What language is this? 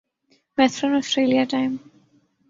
Urdu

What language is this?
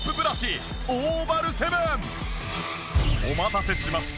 Japanese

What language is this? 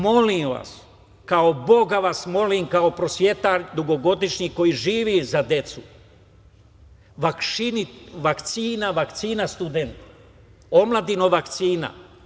Serbian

